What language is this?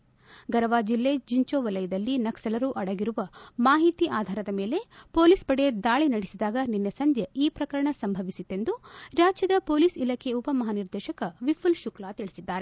Kannada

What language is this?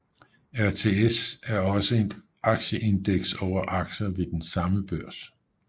Danish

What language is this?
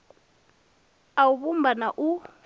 Venda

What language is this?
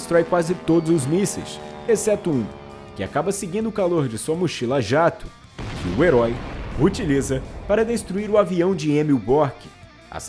Portuguese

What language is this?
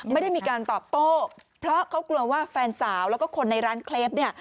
Thai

